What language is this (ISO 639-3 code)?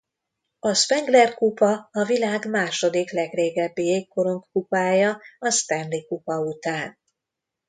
hun